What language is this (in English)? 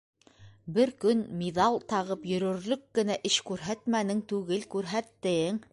Bashkir